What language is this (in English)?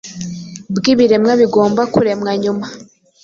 Kinyarwanda